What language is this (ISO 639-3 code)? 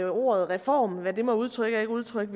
dan